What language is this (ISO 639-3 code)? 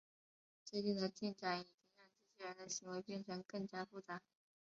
zho